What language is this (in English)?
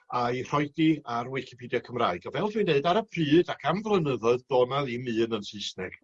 Welsh